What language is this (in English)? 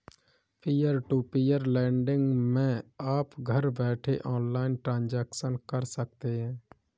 Hindi